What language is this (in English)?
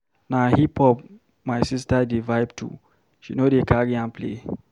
Nigerian Pidgin